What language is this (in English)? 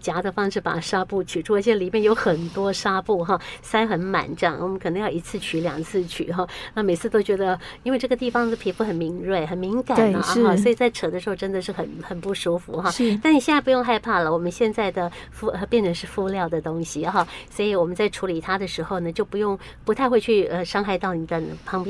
Chinese